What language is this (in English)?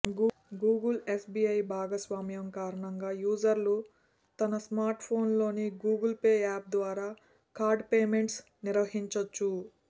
Telugu